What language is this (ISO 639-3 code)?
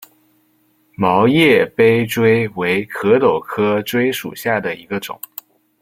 zho